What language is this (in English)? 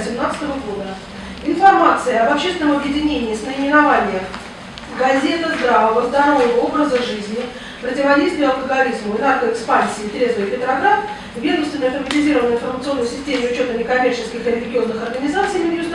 Russian